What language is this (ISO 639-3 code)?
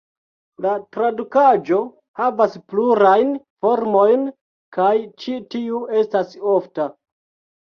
epo